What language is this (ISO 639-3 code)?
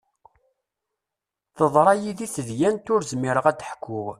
kab